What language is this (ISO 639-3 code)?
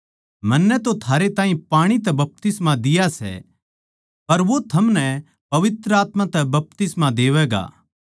bgc